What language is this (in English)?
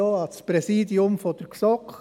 Swiss German